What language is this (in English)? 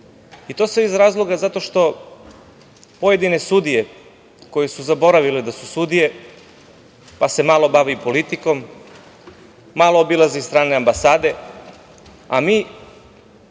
Serbian